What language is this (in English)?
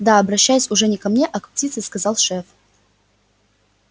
Russian